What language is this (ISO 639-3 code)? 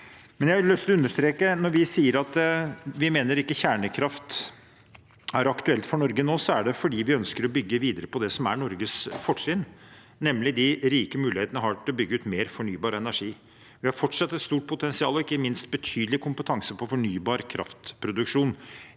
nor